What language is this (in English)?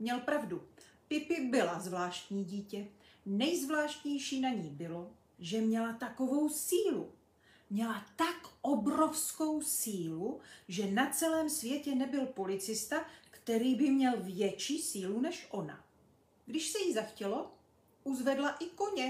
Czech